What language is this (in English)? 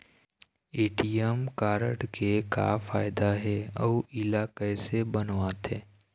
Chhattisgarhi